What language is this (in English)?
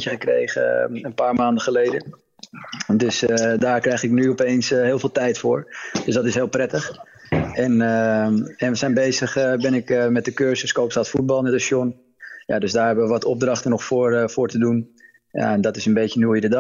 Dutch